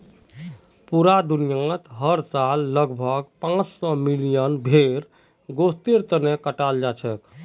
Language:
Magahi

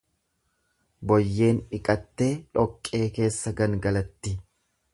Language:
Oromo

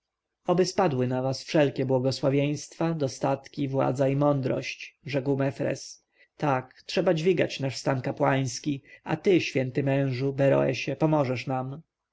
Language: Polish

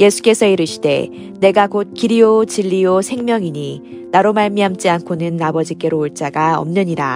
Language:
Korean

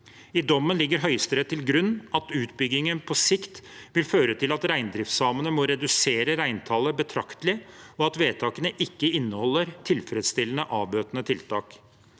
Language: Norwegian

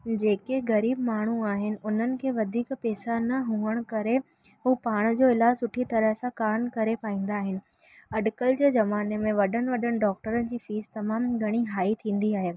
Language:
Sindhi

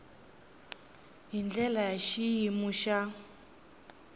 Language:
Tsonga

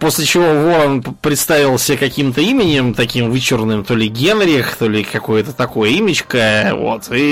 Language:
Russian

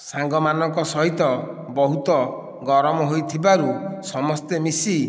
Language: Odia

